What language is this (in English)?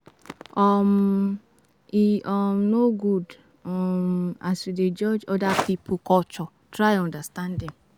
Nigerian Pidgin